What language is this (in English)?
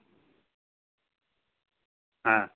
Santali